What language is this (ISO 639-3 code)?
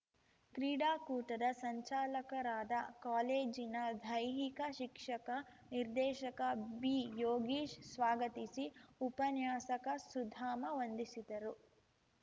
kan